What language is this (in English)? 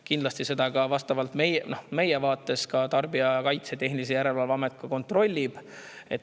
Estonian